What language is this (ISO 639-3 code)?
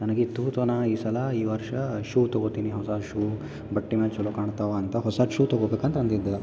kan